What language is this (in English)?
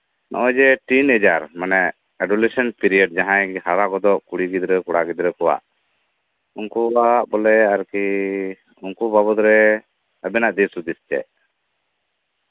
Santali